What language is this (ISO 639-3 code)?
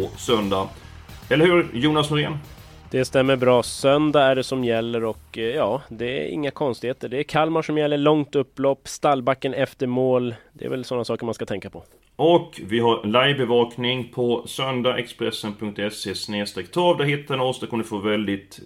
swe